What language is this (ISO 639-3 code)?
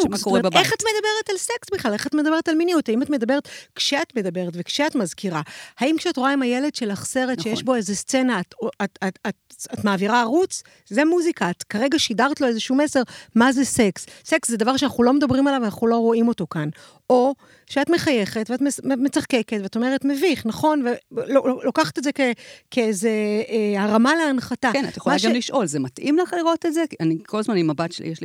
heb